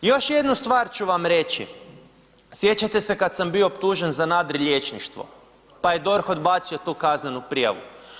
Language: Croatian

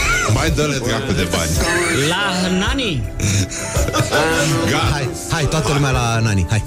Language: Romanian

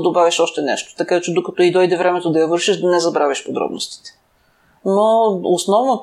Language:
Bulgarian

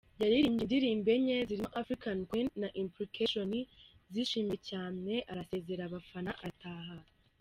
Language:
Kinyarwanda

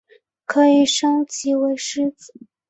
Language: Chinese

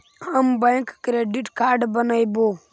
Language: Magahi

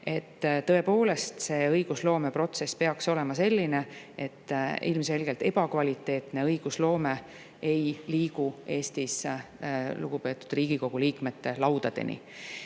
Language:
Estonian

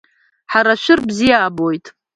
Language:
Abkhazian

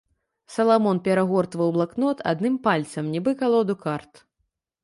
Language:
Belarusian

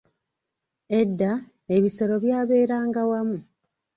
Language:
Ganda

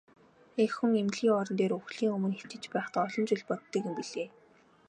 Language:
Mongolian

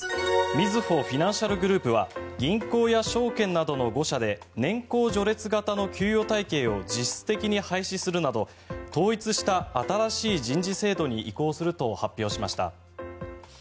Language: Japanese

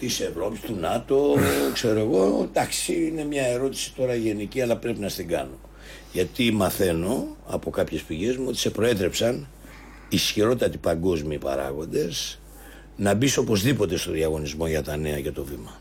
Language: Greek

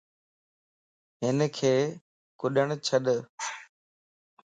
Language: Lasi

